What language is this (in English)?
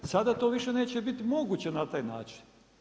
Croatian